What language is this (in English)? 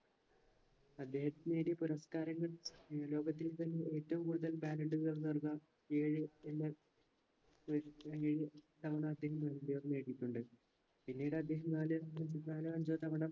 Malayalam